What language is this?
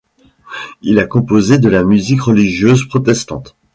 French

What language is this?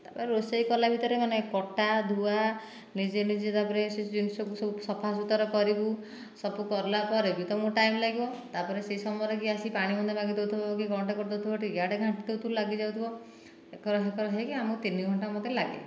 Odia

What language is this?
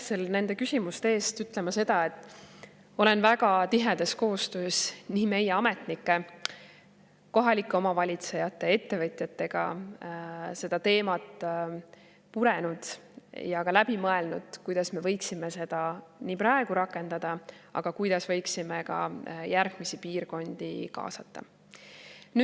Estonian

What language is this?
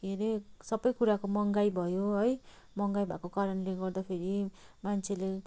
Nepali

